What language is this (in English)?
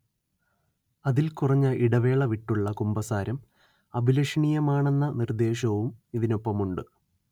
Malayalam